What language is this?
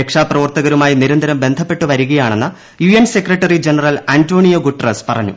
Malayalam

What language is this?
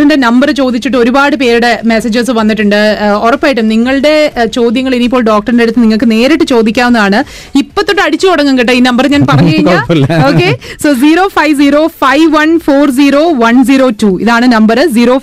Malayalam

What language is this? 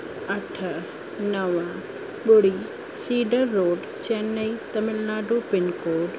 Sindhi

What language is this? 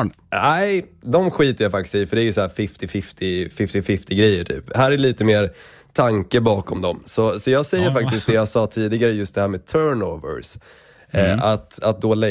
Swedish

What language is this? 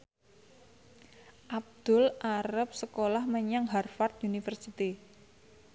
Javanese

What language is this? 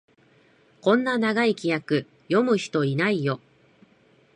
Japanese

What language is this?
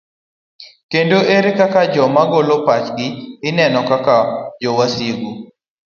Luo (Kenya and Tanzania)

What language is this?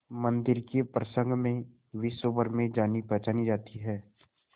Hindi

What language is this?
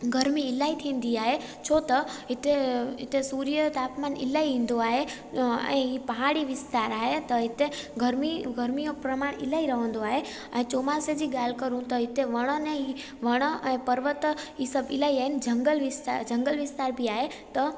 Sindhi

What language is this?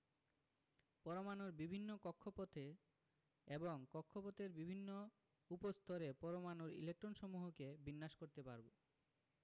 Bangla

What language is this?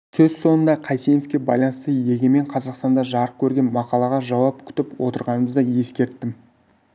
Kazakh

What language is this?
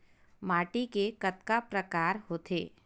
Chhattisgarhi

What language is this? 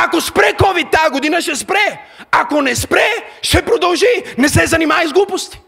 Bulgarian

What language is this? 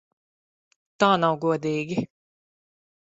Latvian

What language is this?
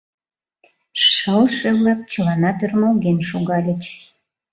Mari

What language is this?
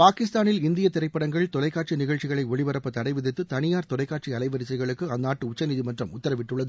Tamil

